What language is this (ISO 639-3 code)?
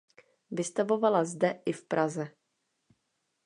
ces